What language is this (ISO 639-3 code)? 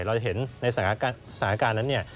tha